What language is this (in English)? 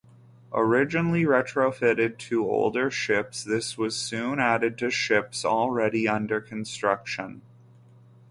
English